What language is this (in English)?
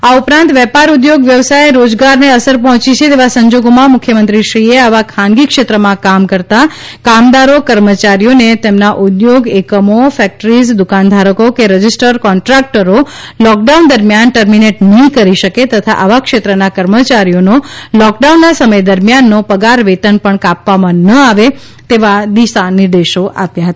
Gujarati